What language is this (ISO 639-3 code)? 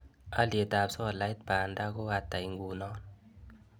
kln